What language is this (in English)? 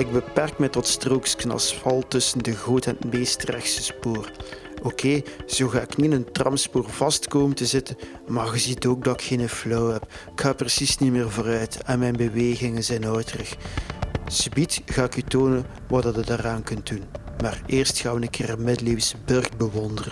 Dutch